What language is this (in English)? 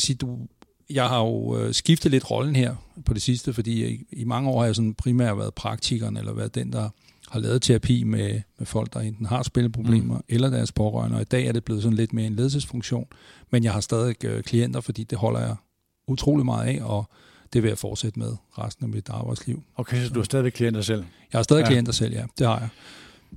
Danish